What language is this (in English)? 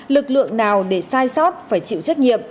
Vietnamese